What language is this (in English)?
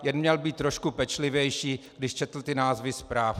Czech